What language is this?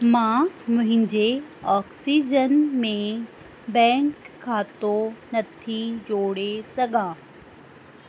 Sindhi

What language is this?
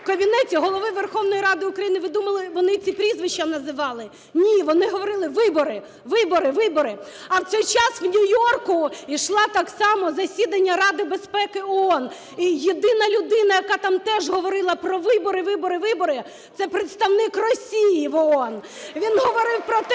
Ukrainian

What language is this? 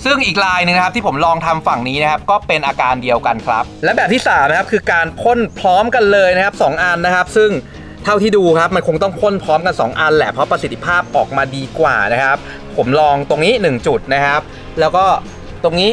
Thai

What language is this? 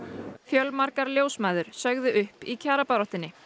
Icelandic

